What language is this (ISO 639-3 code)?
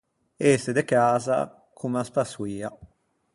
lij